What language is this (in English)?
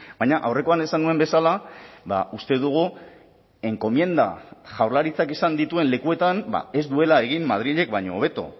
Basque